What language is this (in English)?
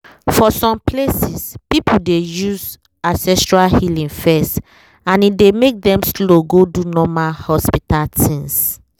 Nigerian Pidgin